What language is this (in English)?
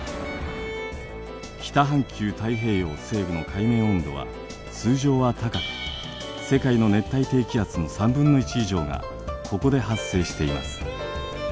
Japanese